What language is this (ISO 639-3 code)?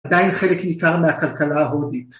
heb